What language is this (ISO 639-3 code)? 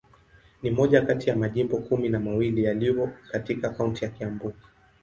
swa